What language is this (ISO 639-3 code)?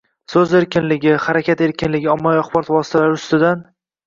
uzb